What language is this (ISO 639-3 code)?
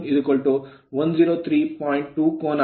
kan